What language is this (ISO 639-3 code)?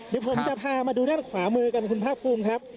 tha